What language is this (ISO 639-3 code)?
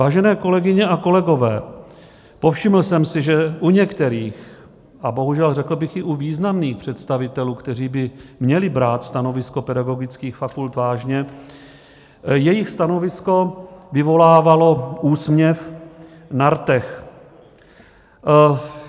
ces